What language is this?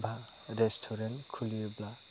Bodo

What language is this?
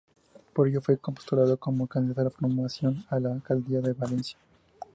Spanish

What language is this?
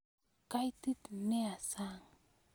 Kalenjin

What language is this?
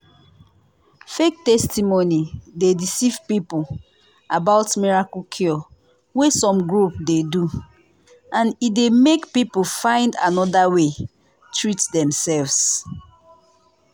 Nigerian Pidgin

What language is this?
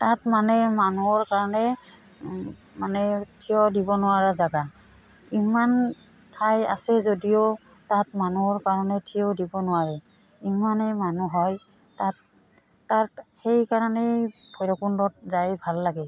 Assamese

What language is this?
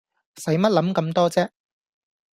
Cantonese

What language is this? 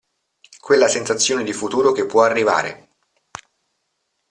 Italian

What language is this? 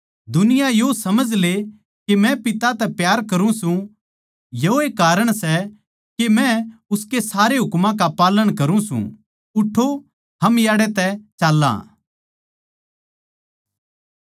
Haryanvi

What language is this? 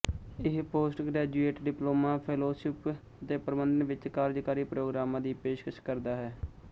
Punjabi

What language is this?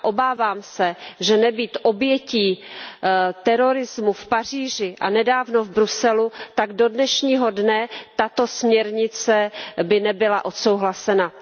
Czech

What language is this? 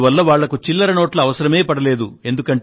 Telugu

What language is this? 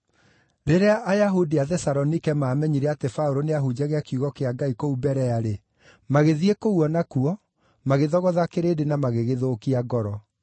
Kikuyu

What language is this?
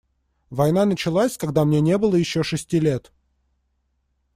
Russian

